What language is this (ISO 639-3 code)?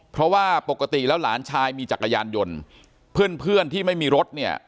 tha